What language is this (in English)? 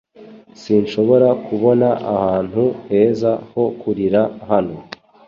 Kinyarwanda